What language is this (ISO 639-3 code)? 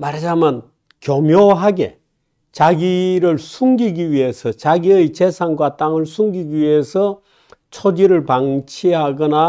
kor